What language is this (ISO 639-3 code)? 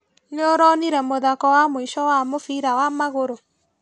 kik